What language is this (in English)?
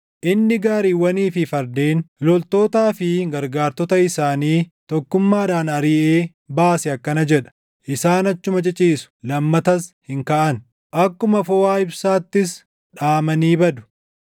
Oromo